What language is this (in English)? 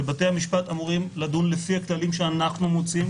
Hebrew